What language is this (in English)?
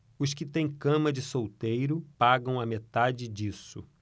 Portuguese